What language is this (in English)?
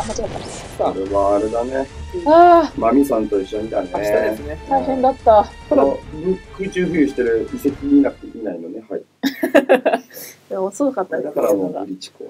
Japanese